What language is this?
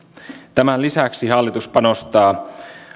Finnish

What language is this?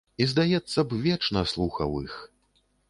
Belarusian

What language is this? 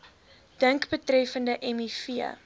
Afrikaans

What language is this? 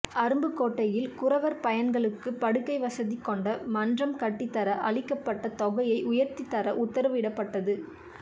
Tamil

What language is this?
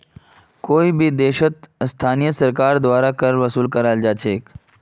Magahi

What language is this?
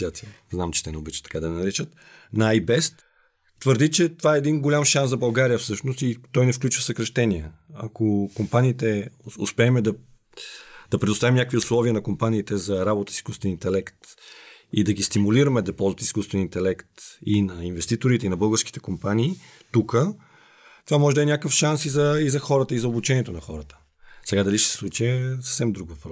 Bulgarian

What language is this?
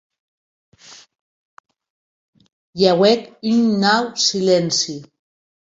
Occitan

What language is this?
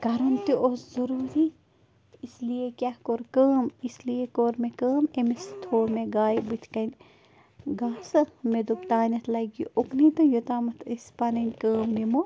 Kashmiri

